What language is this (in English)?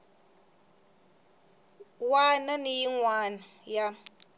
Tsonga